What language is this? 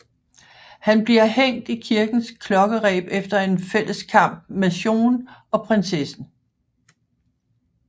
Danish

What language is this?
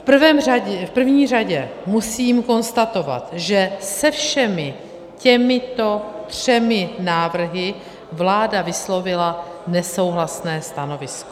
Czech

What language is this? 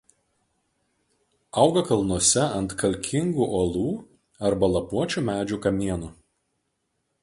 Lithuanian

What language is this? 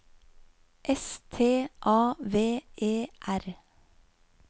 Norwegian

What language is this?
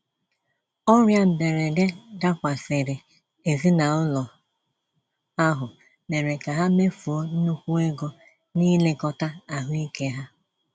Igbo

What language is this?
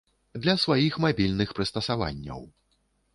Belarusian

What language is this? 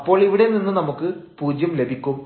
Malayalam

